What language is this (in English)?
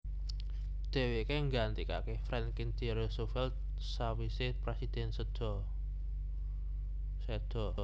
Javanese